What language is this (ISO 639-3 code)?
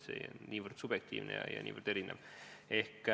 est